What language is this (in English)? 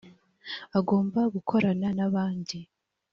Kinyarwanda